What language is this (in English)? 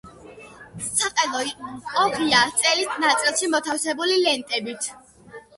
Georgian